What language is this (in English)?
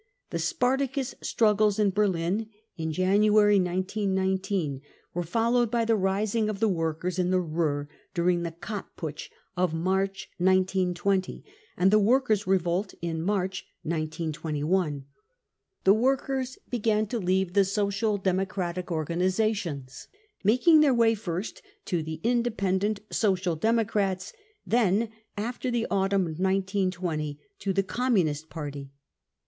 English